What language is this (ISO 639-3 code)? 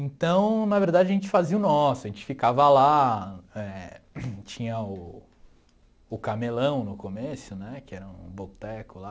por